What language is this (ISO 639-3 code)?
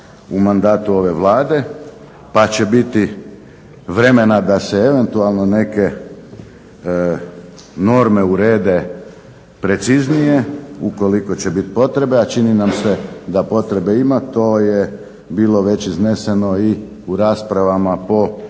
hrv